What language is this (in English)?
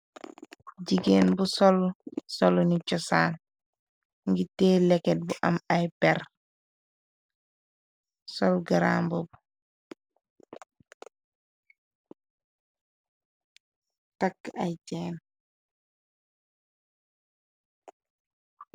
Wolof